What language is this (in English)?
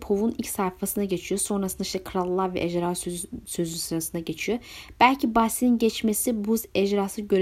Turkish